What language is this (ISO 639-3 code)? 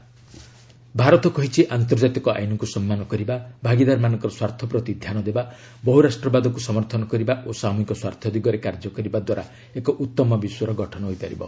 ori